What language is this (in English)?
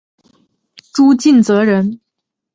Chinese